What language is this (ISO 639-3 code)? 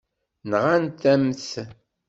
kab